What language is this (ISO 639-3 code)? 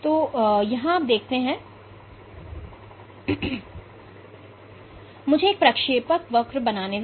hin